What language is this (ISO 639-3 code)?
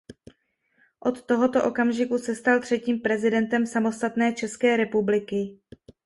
ces